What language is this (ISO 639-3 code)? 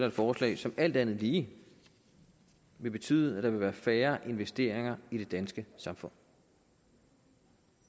dan